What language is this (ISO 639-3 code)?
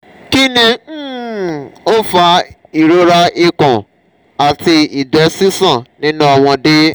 yor